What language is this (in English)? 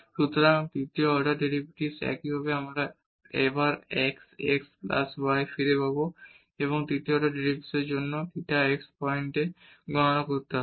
Bangla